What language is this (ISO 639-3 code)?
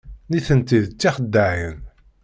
kab